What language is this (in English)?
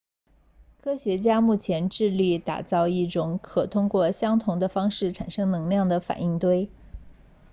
Chinese